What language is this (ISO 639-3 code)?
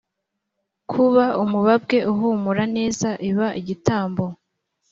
kin